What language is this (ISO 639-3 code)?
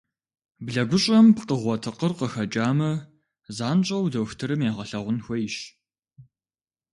kbd